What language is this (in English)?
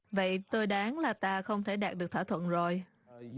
Vietnamese